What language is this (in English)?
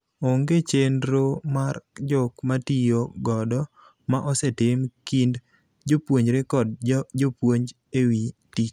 Luo (Kenya and Tanzania)